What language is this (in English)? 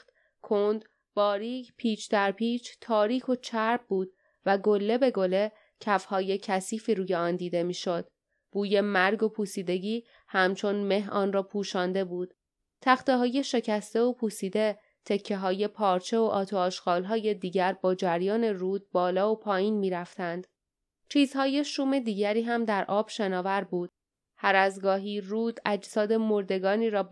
Persian